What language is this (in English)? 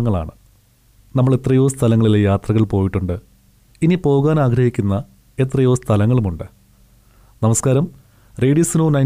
Malayalam